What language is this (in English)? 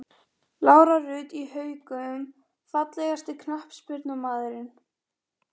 Icelandic